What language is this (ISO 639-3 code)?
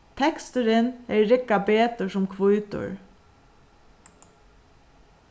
fao